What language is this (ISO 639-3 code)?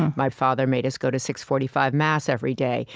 eng